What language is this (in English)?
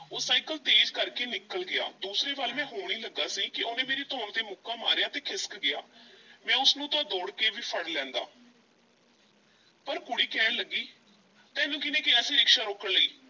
Punjabi